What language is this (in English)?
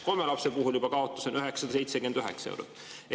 Estonian